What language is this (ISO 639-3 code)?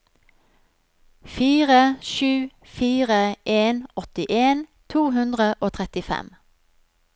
nor